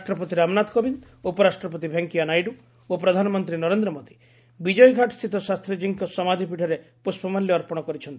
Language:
Odia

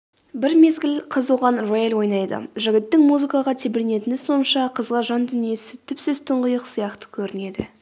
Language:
Kazakh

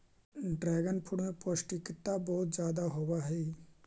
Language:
Magahi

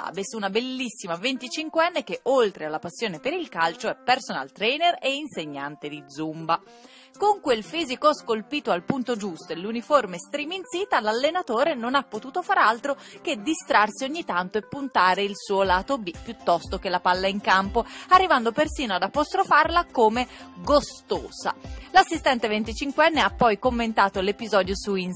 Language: Italian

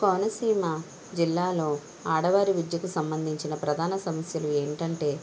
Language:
Telugu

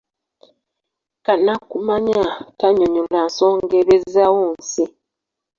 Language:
Ganda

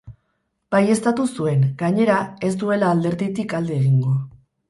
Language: Basque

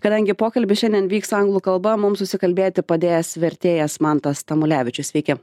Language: Lithuanian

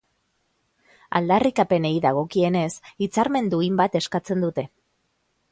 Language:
Basque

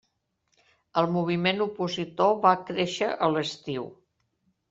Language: Catalan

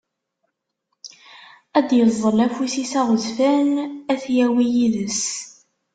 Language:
Kabyle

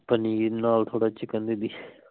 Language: Punjabi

